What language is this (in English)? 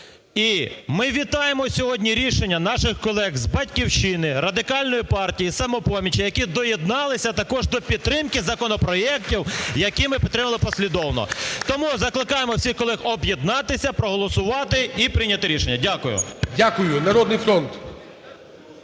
Ukrainian